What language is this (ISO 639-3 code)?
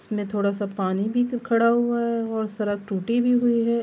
urd